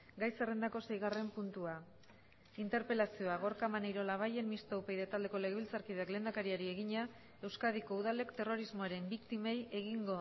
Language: Basque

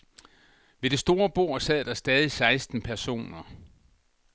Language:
Danish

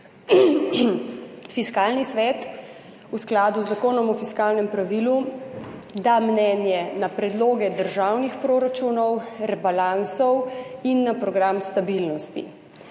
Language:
Slovenian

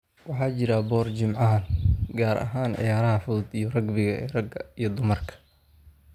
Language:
Somali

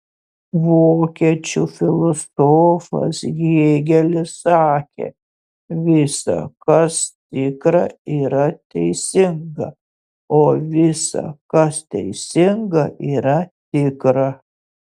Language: Lithuanian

